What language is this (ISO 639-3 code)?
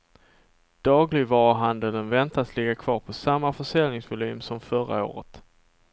swe